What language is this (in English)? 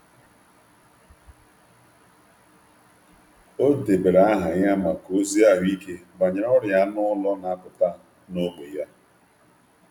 Igbo